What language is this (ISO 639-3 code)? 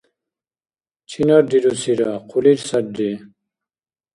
dar